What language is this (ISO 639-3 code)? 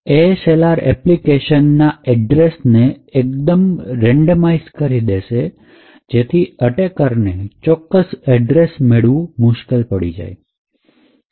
guj